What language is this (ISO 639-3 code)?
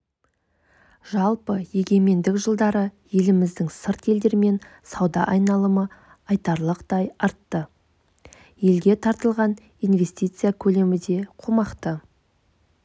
kaz